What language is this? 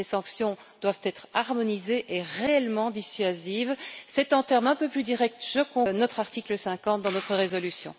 French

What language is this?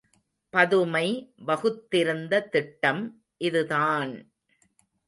Tamil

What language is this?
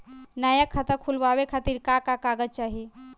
Bhojpuri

